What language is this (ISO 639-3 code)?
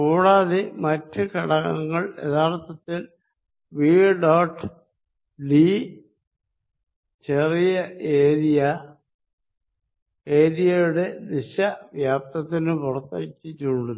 mal